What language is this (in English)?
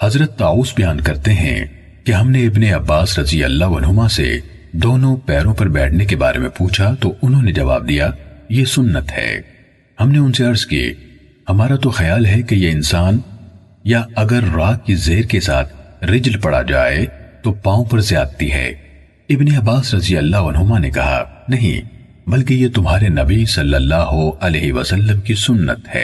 Urdu